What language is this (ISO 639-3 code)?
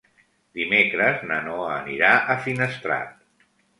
cat